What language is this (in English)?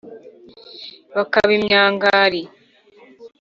Kinyarwanda